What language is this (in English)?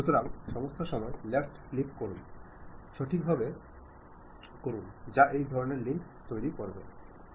Bangla